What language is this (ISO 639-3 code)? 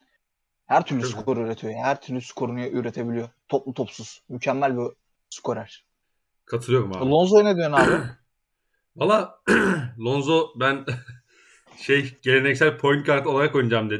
tur